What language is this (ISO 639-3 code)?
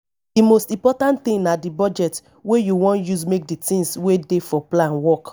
pcm